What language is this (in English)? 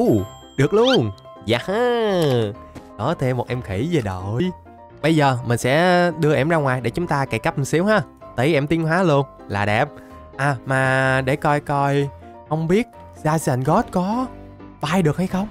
Vietnamese